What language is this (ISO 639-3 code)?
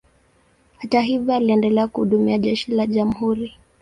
swa